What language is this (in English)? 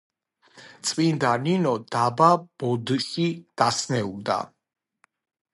Georgian